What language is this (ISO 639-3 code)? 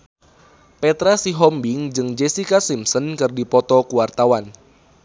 sun